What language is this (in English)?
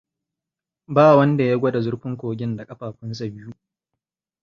Hausa